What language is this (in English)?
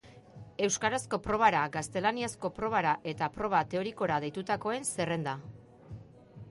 Basque